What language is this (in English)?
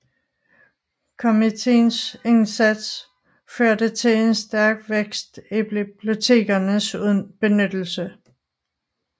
Danish